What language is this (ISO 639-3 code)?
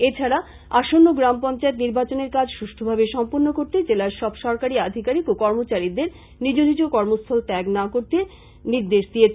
ben